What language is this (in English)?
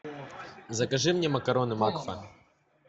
Russian